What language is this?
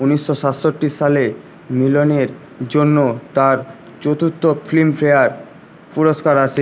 Bangla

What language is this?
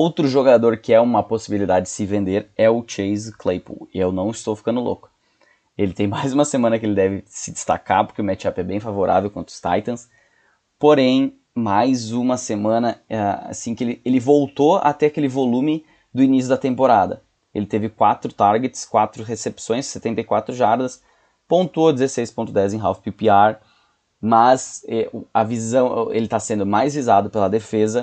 Portuguese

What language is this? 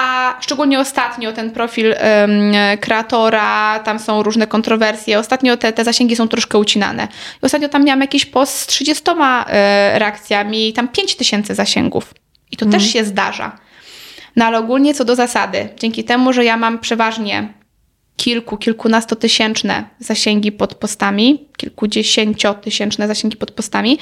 Polish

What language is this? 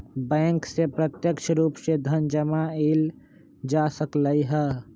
Magahi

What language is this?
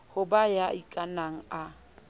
Southern Sotho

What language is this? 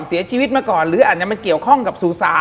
Thai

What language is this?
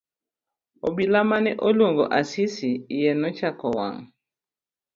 Luo (Kenya and Tanzania)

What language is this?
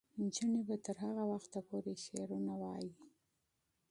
Pashto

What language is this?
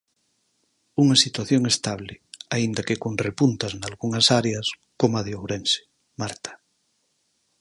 Galician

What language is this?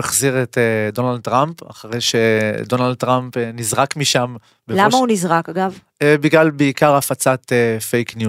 Hebrew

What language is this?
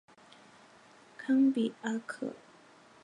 Chinese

